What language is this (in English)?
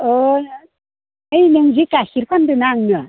Bodo